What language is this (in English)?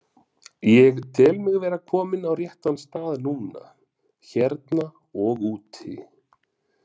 Icelandic